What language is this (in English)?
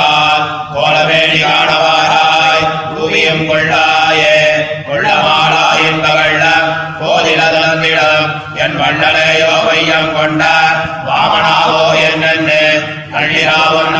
Tamil